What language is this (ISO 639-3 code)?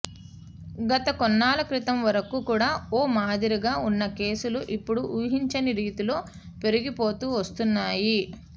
tel